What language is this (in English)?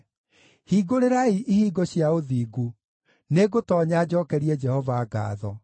Kikuyu